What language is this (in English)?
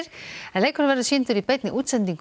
Icelandic